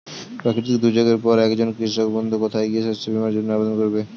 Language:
Bangla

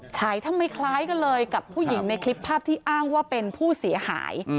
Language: Thai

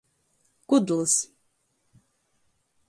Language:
Latgalian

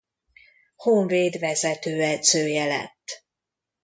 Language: Hungarian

